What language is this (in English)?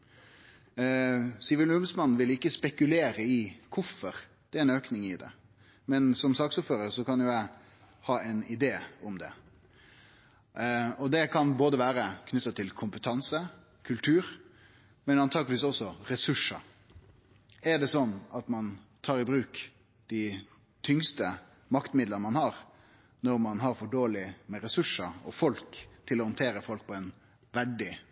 Norwegian Nynorsk